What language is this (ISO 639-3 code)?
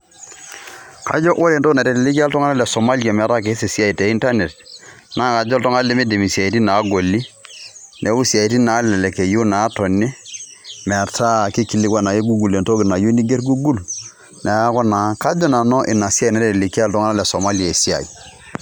mas